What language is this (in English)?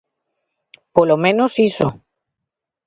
Galician